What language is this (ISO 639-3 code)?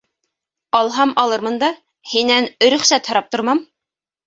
bak